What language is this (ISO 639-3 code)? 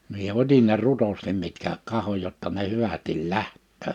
fin